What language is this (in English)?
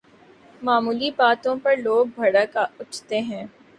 Urdu